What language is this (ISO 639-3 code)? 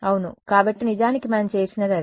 tel